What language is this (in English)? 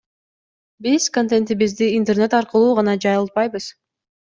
Kyrgyz